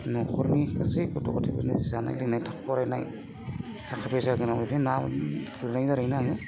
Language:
Bodo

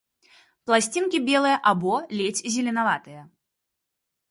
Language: Belarusian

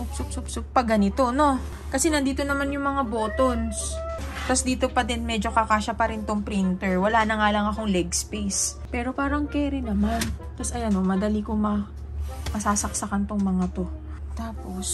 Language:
Filipino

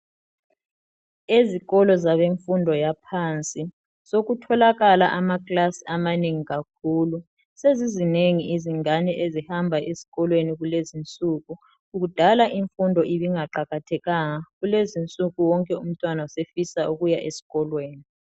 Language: North Ndebele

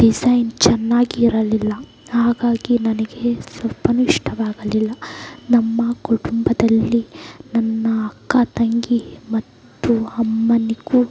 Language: Kannada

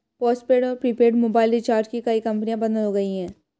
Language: Hindi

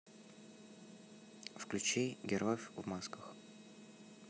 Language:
Russian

